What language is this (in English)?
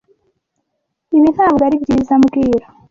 Kinyarwanda